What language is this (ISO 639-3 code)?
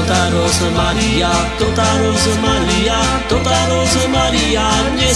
slk